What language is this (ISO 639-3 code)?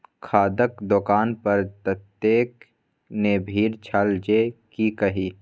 mai